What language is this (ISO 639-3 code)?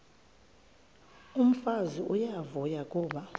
xho